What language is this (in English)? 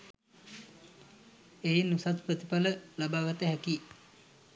Sinhala